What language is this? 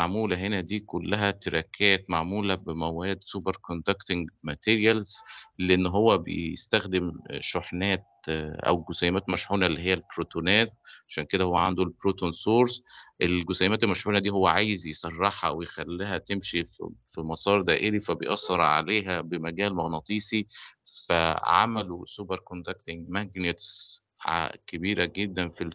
Arabic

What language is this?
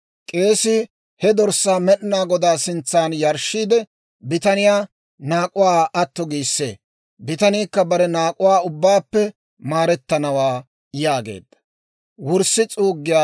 Dawro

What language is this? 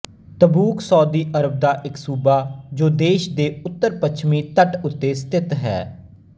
Punjabi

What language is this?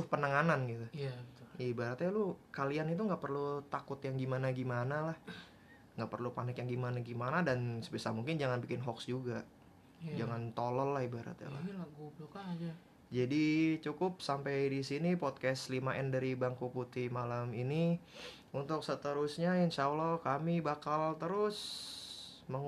Indonesian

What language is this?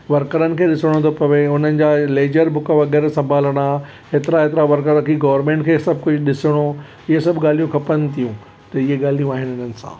Sindhi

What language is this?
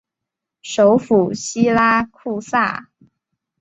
Chinese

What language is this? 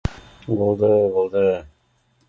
Bashkir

